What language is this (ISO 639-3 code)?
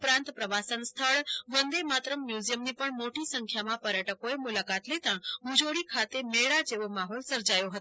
guj